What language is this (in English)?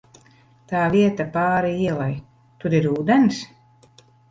Latvian